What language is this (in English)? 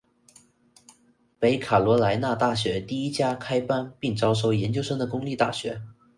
Chinese